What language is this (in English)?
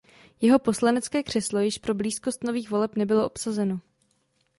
Czech